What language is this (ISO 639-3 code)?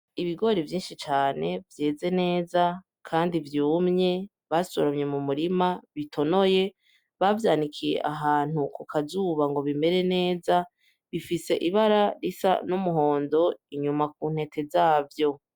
run